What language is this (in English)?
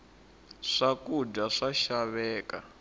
Tsonga